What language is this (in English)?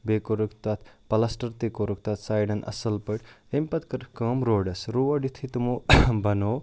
Kashmiri